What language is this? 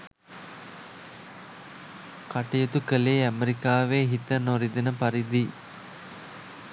Sinhala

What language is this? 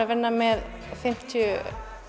Icelandic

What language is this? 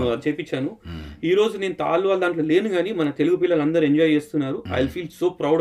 Telugu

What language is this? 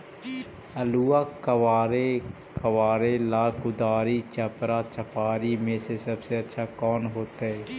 Magahi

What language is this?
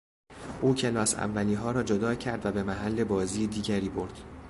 Persian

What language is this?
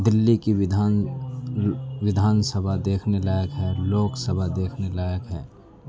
Urdu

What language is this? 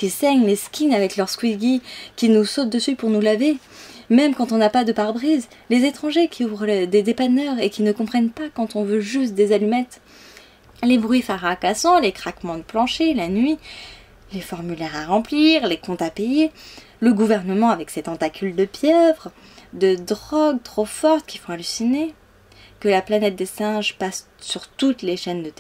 French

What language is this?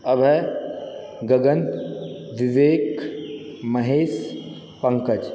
Maithili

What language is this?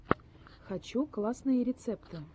Russian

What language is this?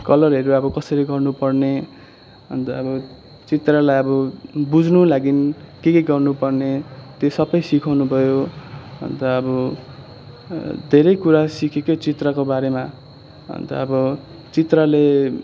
Nepali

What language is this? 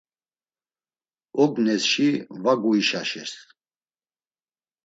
Laz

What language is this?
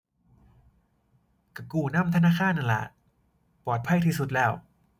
Thai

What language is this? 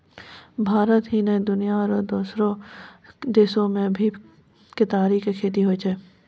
Maithili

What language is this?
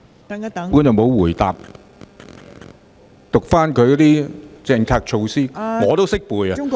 Cantonese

